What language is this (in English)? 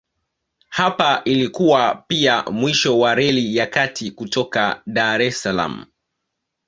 Swahili